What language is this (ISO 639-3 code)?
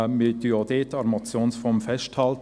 gsw